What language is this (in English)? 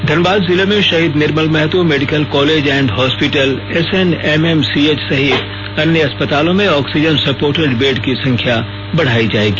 Hindi